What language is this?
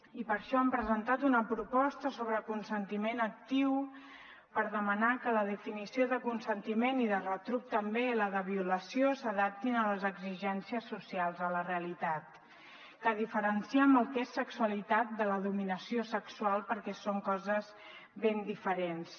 Catalan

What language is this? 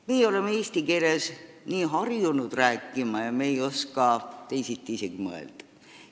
Estonian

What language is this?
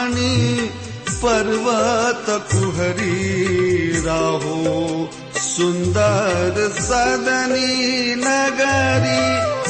Marathi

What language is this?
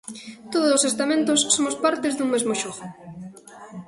Galician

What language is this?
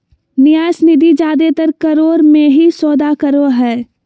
Magahi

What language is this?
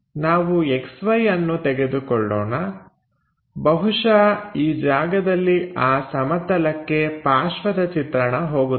Kannada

